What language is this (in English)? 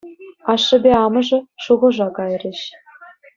Chuvash